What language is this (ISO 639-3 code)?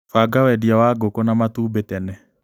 kik